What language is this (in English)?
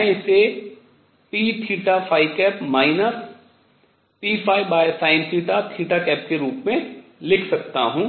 Hindi